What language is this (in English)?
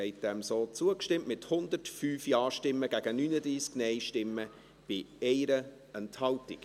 Swiss German